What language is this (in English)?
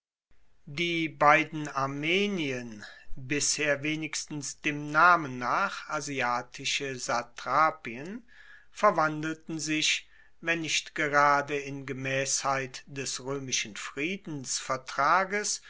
German